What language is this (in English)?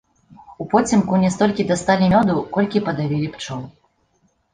Belarusian